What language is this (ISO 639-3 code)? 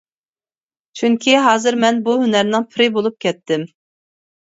uig